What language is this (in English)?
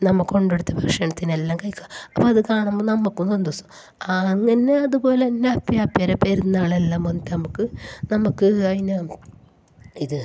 Malayalam